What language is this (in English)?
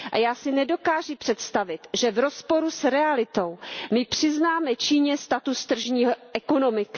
Czech